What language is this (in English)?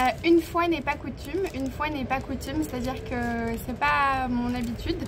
French